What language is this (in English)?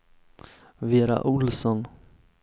Swedish